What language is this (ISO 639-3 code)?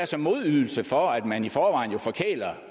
dan